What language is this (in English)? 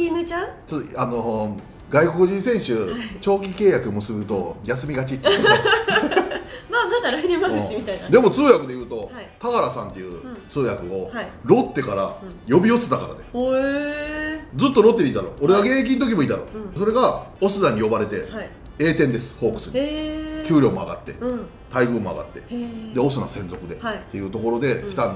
Japanese